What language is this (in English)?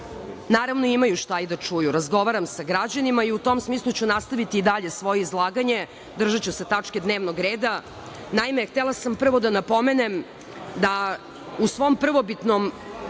Serbian